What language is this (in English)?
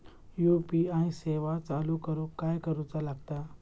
Marathi